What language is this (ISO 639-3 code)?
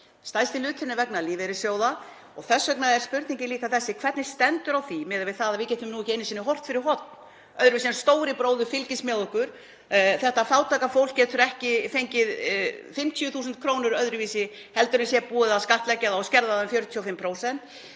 isl